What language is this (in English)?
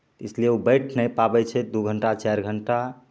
Maithili